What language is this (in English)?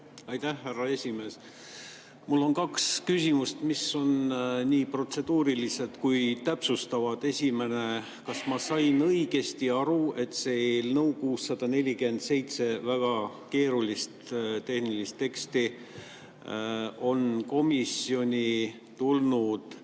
Estonian